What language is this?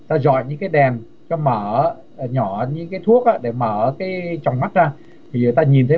Vietnamese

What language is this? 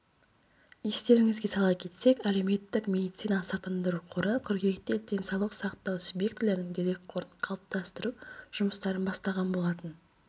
Kazakh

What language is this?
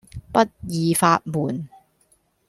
Cantonese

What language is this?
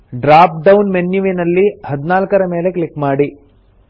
Kannada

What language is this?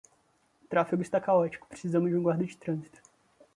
Portuguese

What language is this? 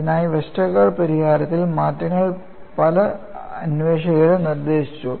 Malayalam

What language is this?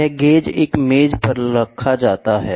Hindi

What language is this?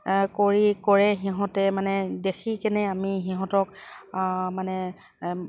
Assamese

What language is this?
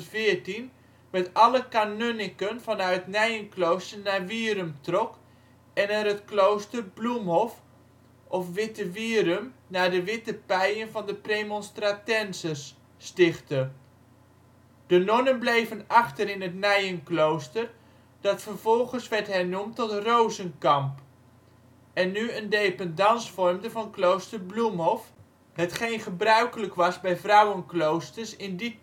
Dutch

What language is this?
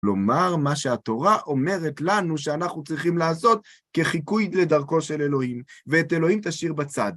Hebrew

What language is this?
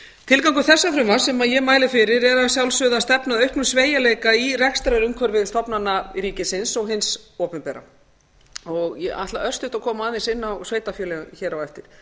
Icelandic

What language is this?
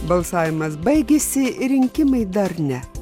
Lithuanian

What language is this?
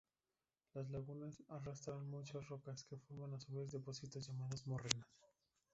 Spanish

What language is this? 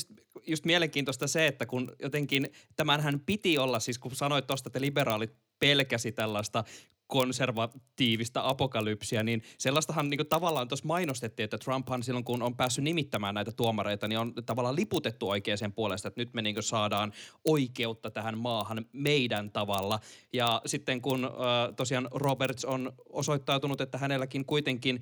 Finnish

